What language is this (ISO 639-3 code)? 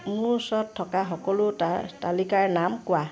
asm